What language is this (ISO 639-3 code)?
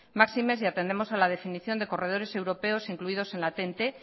spa